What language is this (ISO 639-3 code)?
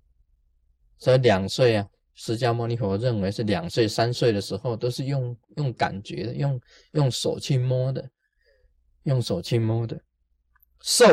zho